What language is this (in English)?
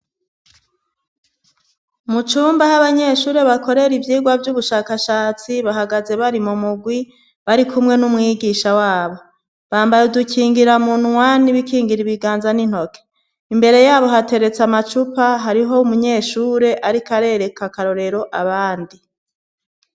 Rundi